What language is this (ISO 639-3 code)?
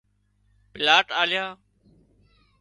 kxp